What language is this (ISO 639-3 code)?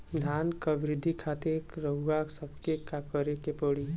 bho